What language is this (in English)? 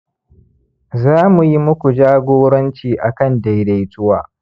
Hausa